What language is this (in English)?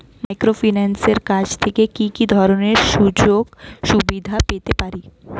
Bangla